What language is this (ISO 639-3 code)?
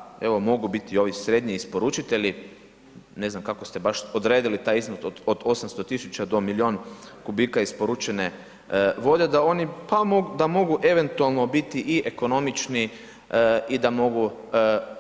hrv